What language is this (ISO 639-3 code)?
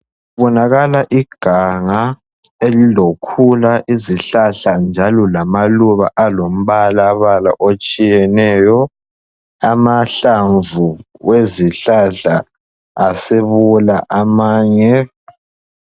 nde